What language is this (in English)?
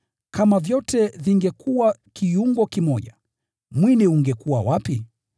Swahili